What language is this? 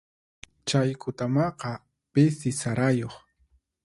Puno Quechua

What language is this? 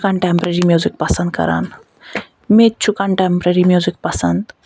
Kashmiri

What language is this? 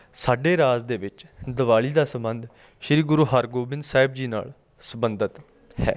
Punjabi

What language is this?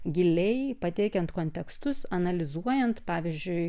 Lithuanian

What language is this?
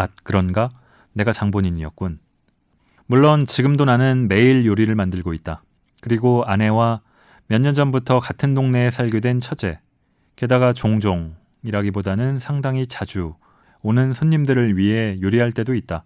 Korean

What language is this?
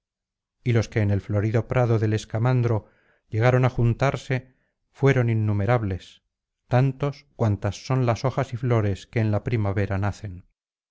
Spanish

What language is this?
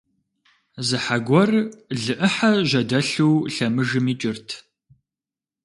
Kabardian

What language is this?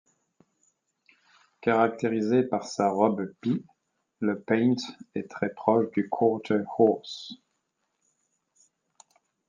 French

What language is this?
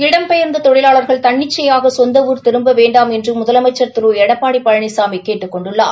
Tamil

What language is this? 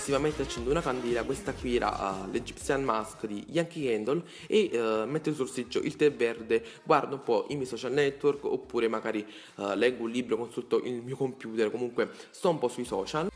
Italian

